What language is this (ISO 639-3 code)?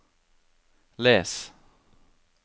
nor